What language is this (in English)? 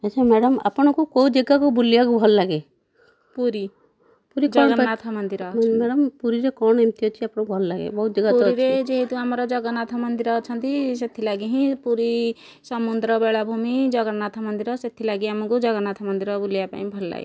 Odia